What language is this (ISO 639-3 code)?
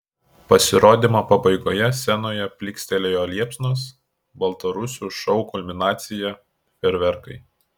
lit